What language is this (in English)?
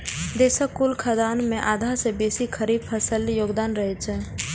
Maithili